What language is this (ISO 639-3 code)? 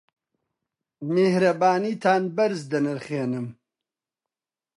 ckb